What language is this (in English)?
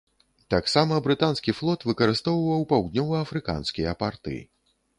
Belarusian